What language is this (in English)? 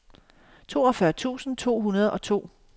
Danish